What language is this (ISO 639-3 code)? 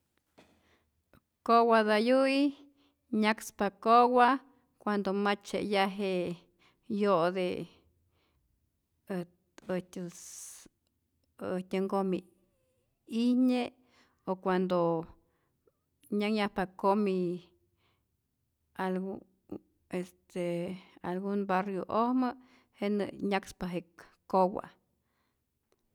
zor